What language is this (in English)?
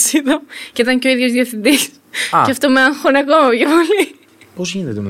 Greek